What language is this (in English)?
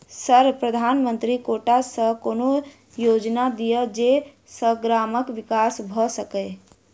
Maithili